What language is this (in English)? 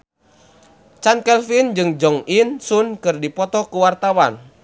Sundanese